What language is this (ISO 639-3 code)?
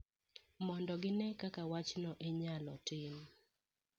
luo